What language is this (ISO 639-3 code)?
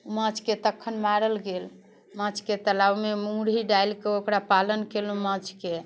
mai